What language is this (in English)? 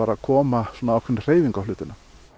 Icelandic